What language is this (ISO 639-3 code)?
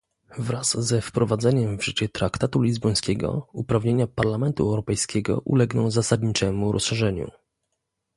pol